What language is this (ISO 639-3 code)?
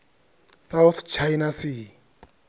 ven